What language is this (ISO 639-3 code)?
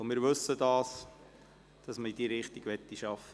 gsw